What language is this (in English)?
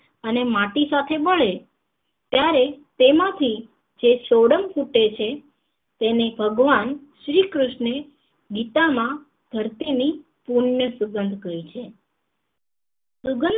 Gujarati